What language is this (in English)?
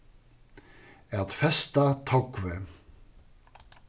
Faroese